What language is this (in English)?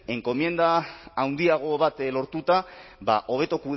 Basque